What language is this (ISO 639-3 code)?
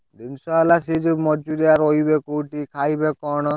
ori